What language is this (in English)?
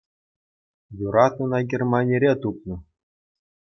Chuvash